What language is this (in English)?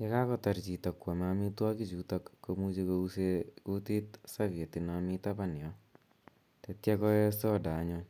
Kalenjin